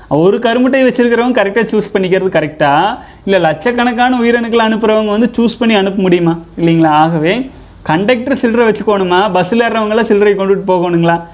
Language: Tamil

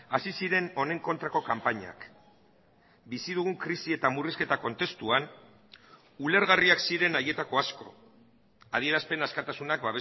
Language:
Basque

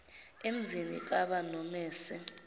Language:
Zulu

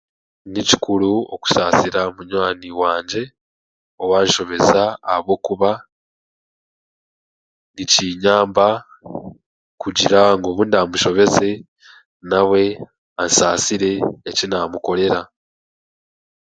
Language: Chiga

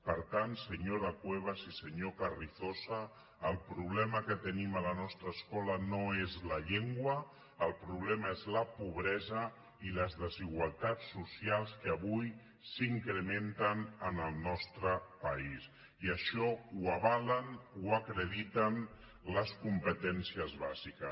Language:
Catalan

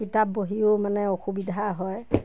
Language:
Assamese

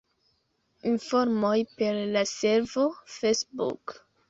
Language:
Esperanto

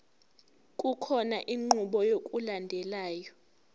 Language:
Zulu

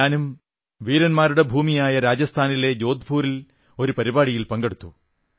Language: Malayalam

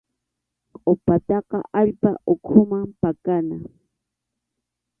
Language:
Arequipa-La Unión Quechua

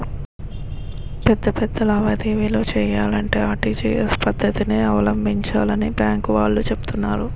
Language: Telugu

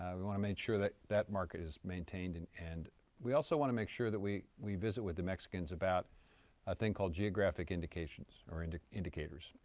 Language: English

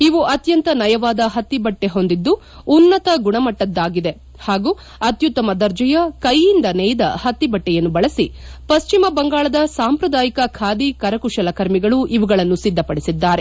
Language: Kannada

